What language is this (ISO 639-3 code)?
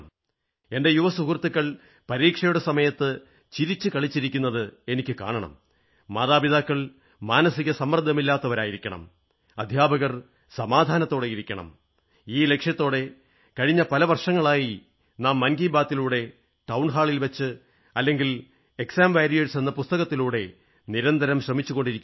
mal